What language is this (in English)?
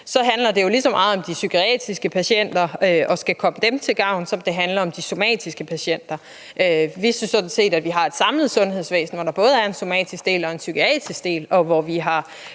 Danish